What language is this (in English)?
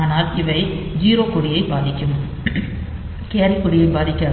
Tamil